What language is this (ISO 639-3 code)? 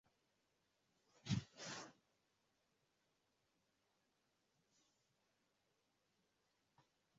swa